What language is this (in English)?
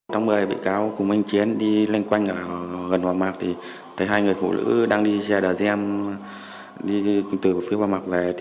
Vietnamese